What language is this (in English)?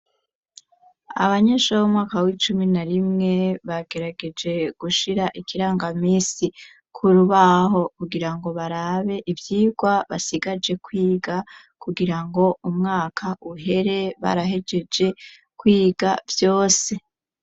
Rundi